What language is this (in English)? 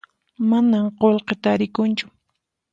Puno Quechua